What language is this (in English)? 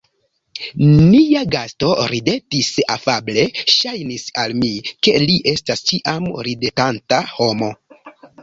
Esperanto